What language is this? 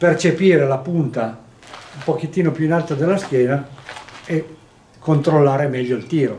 Italian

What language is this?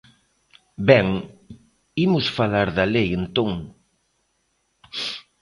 Galician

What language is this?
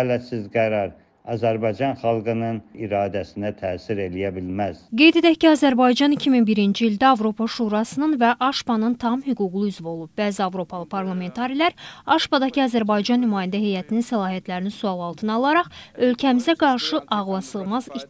Turkish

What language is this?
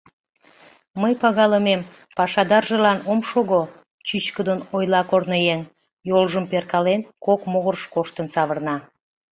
Mari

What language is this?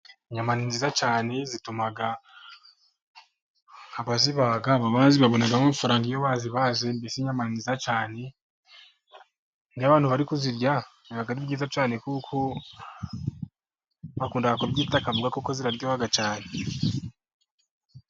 Kinyarwanda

